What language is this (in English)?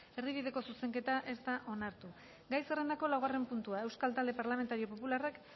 Basque